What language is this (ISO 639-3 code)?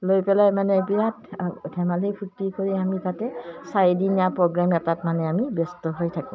asm